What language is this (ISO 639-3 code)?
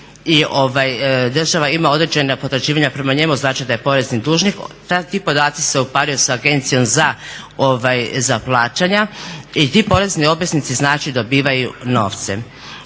hrv